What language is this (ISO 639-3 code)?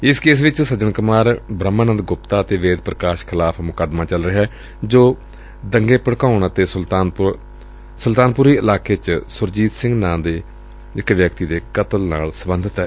pan